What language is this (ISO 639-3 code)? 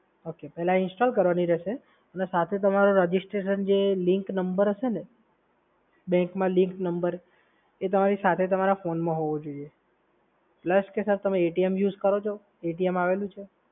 guj